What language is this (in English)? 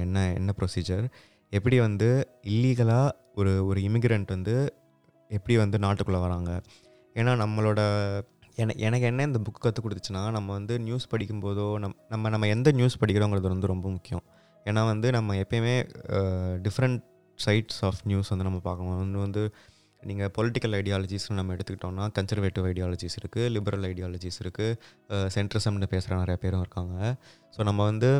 Tamil